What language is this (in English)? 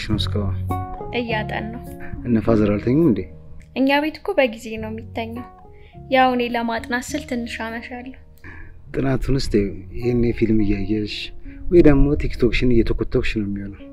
Arabic